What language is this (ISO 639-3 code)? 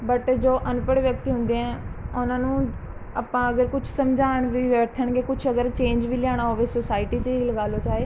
pan